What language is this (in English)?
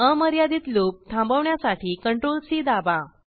Marathi